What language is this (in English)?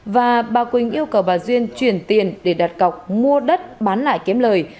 Vietnamese